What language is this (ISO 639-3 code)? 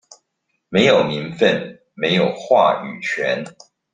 zho